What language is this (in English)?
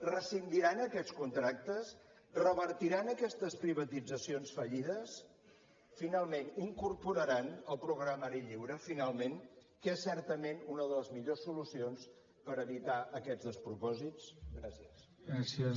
Catalan